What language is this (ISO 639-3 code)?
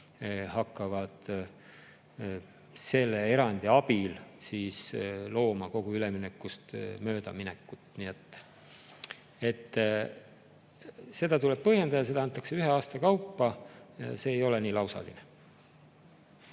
est